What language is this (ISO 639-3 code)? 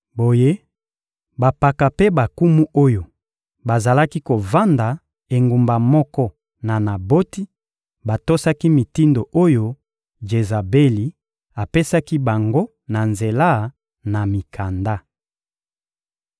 lin